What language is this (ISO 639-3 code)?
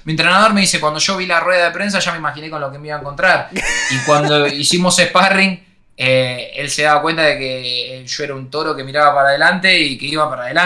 spa